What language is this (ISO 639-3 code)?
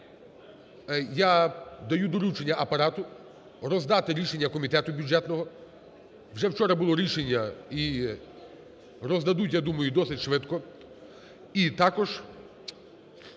ukr